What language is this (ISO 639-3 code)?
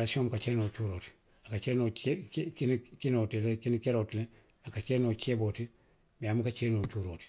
mlq